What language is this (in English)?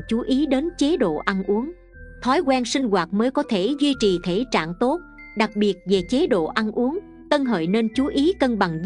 Vietnamese